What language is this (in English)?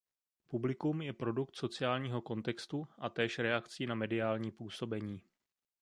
Czech